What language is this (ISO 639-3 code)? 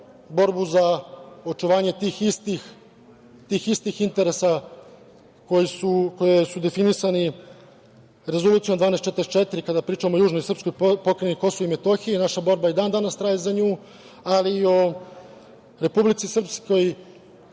srp